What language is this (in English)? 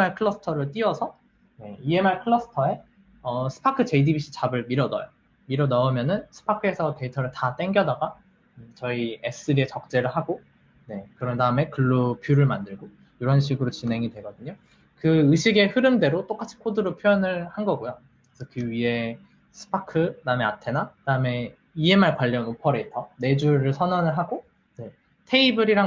Korean